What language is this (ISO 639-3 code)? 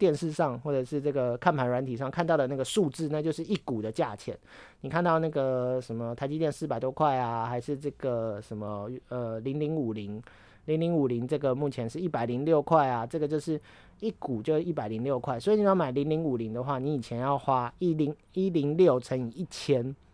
zho